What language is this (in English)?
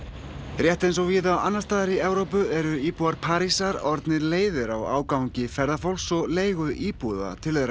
Icelandic